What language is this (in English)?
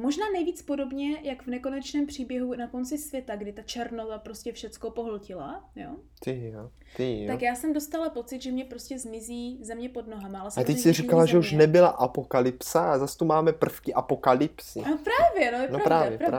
Czech